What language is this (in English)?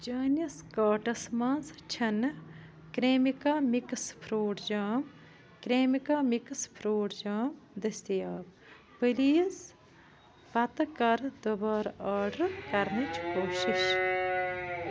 Kashmiri